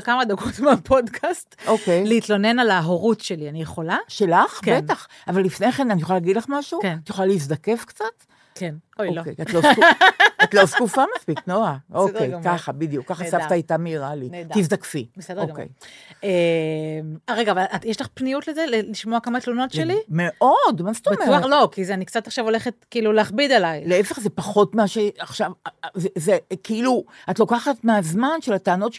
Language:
Hebrew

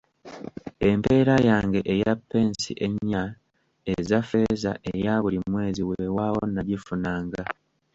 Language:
Ganda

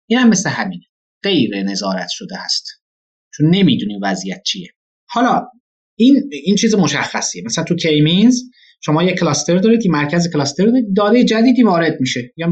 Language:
Persian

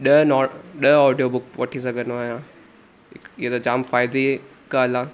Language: Sindhi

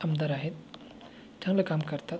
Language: Marathi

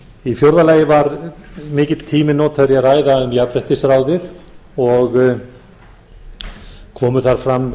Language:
Icelandic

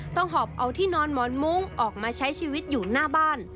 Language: Thai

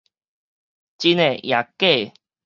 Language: Min Nan Chinese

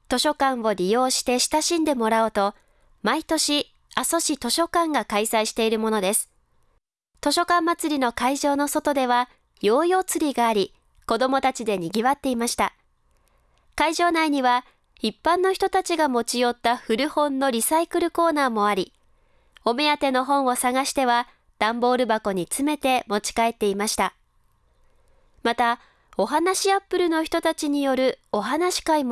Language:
Japanese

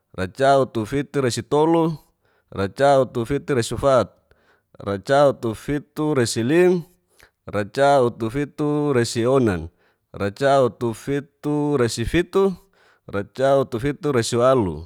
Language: Geser-Gorom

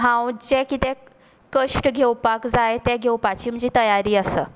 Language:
Konkani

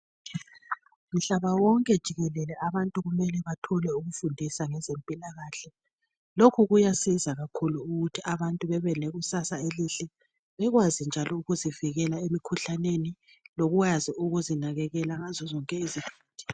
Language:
North Ndebele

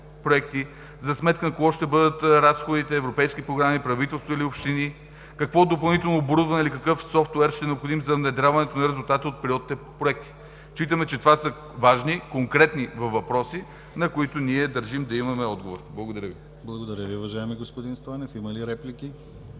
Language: Bulgarian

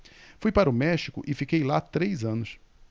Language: Portuguese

